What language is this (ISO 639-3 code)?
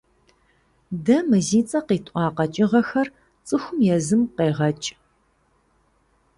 kbd